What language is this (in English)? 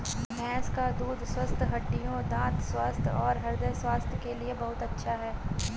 Hindi